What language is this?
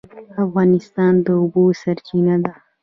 Pashto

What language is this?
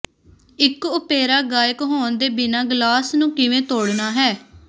Punjabi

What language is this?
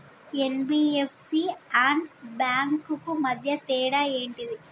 Telugu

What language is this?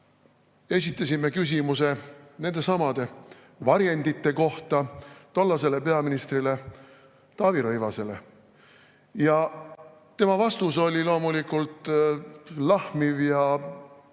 Estonian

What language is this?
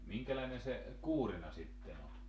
Finnish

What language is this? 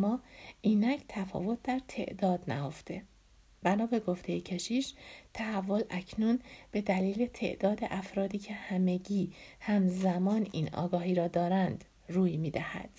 Persian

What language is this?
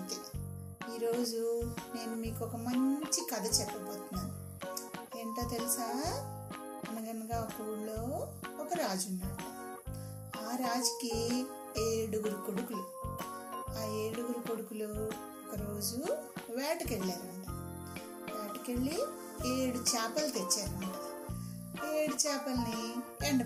Telugu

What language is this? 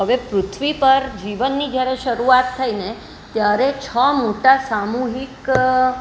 Gujarati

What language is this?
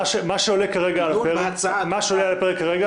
Hebrew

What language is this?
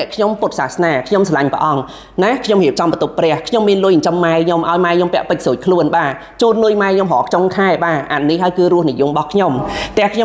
Thai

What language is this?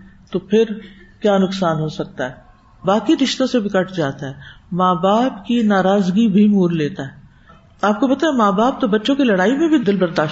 Urdu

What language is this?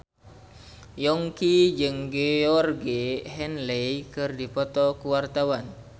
Sundanese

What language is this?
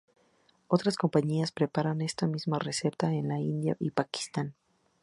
Spanish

